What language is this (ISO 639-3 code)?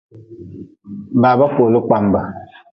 nmz